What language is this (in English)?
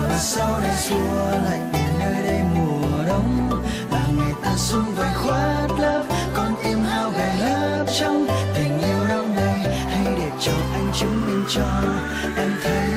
Vietnamese